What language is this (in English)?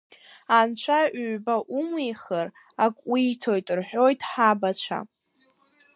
Abkhazian